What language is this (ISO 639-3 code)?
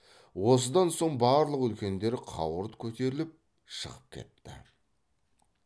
kaz